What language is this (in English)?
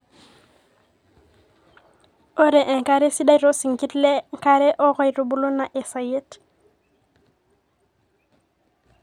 Masai